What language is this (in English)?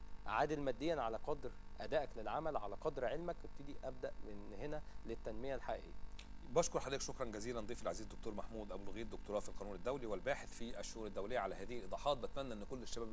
Arabic